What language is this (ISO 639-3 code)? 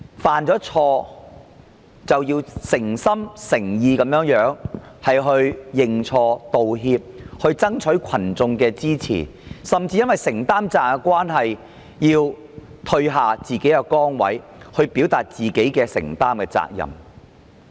yue